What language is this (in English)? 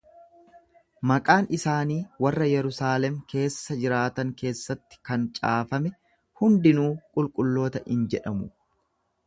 Oromo